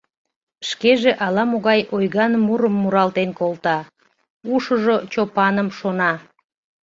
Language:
Mari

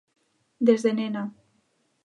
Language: Galician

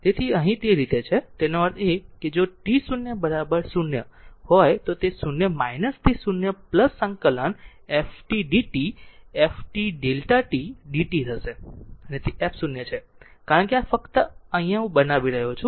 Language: Gujarati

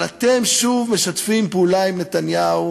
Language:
Hebrew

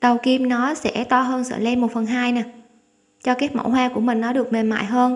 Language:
Vietnamese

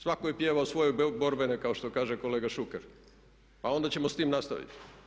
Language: Croatian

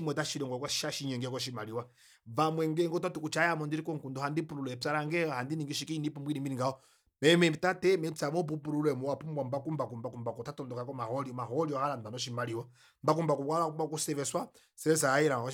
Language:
Kuanyama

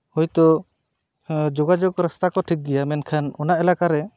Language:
Santali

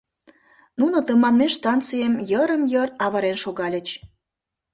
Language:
Mari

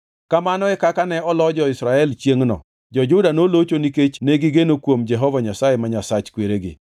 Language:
Luo (Kenya and Tanzania)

